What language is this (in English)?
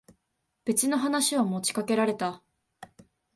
Japanese